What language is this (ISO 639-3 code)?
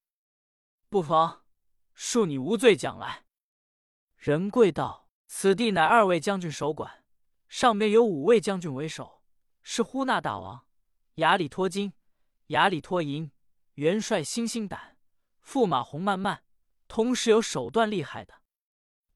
zho